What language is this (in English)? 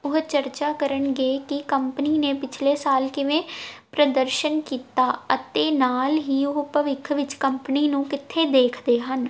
Punjabi